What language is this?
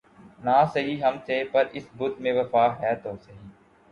Urdu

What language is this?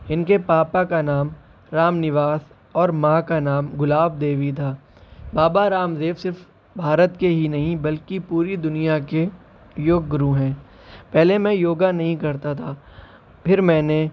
Urdu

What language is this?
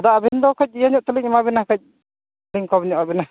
Santali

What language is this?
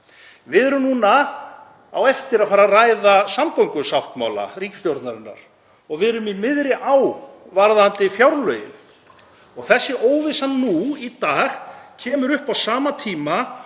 Icelandic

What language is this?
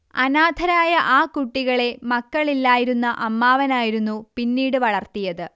Malayalam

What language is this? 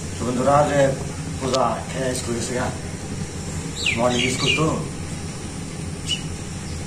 Bangla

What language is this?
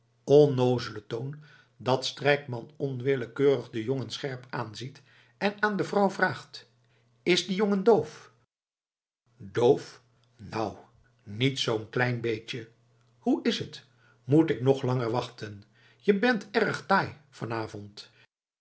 Dutch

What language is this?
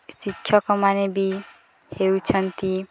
Odia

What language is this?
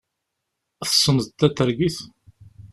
Kabyle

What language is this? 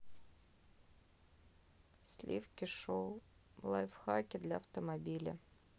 Russian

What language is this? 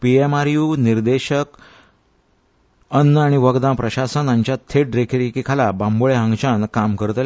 Konkani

